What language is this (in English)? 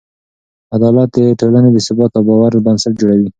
Pashto